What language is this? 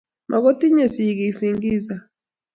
Kalenjin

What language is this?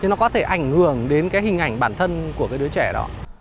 Vietnamese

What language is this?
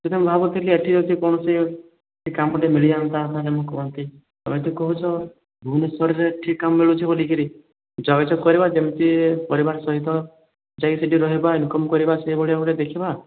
Odia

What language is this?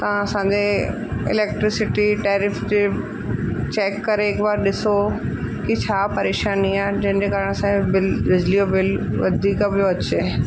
Sindhi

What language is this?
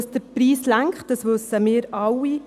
Swiss German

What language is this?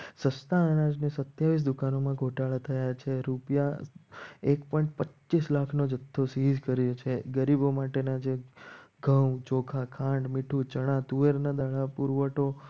Gujarati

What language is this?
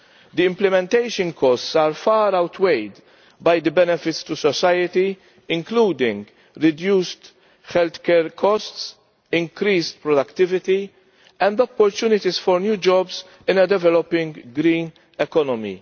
English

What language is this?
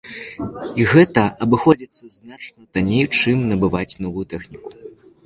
Belarusian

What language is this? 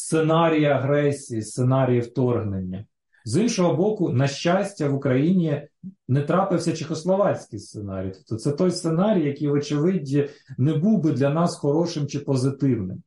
Ukrainian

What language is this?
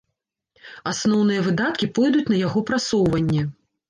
Belarusian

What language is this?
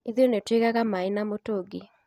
Kikuyu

